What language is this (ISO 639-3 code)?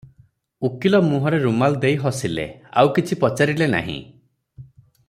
ori